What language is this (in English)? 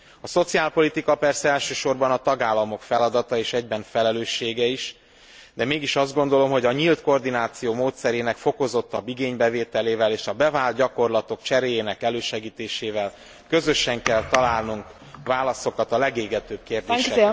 Hungarian